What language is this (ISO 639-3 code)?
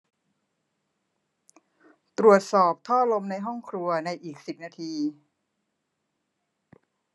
tha